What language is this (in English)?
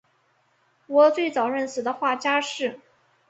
Chinese